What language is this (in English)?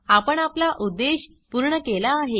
Marathi